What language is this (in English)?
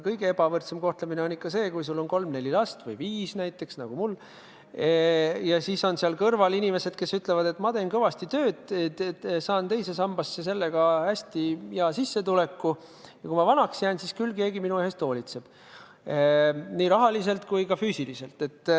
Estonian